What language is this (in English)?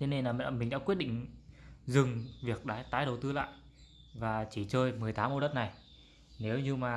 Vietnamese